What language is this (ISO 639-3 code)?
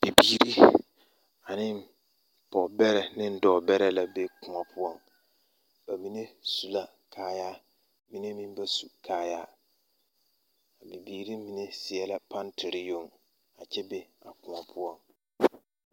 dga